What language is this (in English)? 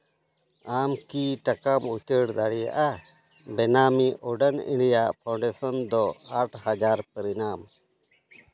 Santali